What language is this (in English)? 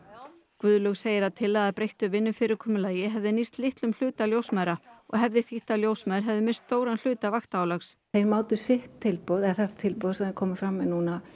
Icelandic